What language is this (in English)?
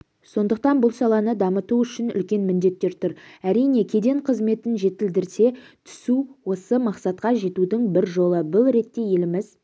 Kazakh